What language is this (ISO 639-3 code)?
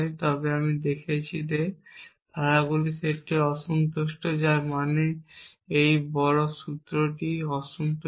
ben